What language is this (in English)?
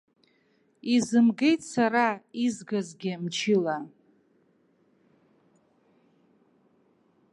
Abkhazian